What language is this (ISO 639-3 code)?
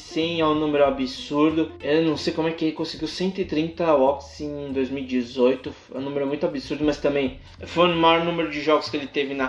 por